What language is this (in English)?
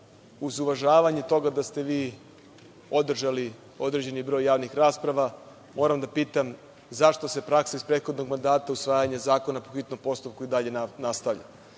Serbian